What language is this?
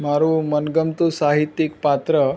Gujarati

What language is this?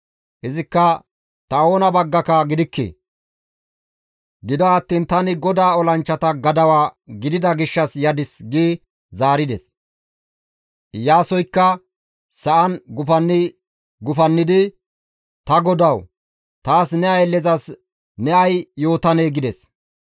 Gamo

